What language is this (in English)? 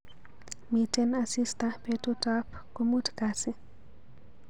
Kalenjin